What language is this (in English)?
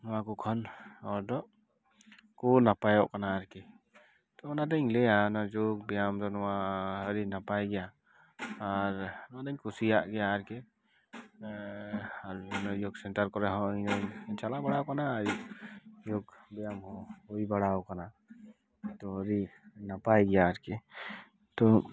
Santali